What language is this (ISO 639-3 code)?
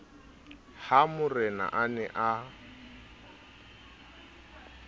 sot